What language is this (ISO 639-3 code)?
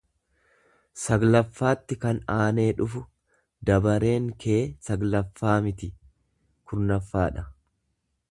orm